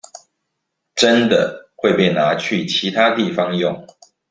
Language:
Chinese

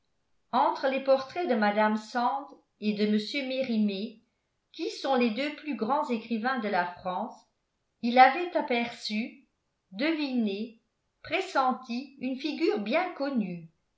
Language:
French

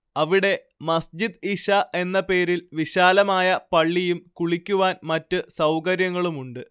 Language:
Malayalam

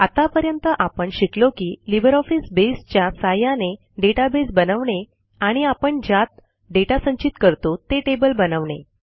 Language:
Marathi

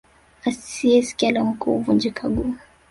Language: Swahili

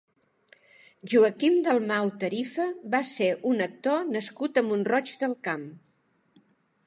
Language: Catalan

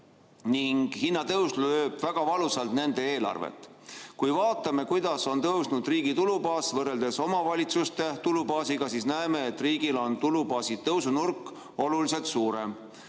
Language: Estonian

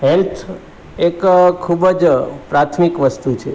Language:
Gujarati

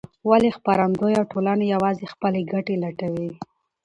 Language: Pashto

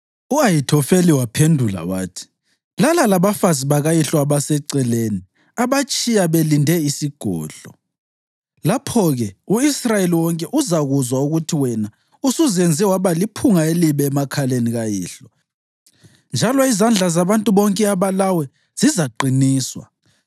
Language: North Ndebele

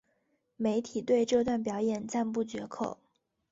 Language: Chinese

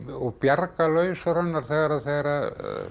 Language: Icelandic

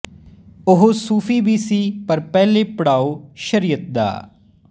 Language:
Punjabi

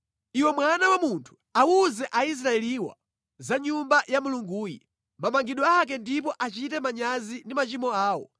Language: Nyanja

